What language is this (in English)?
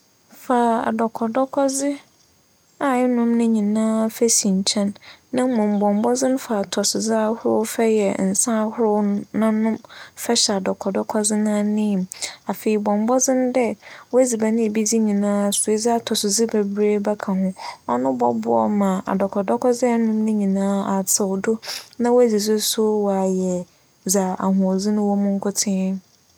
Akan